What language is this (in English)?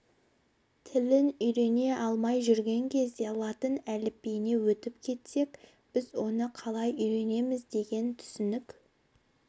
Kazakh